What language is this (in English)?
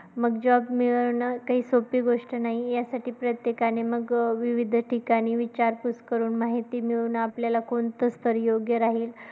Marathi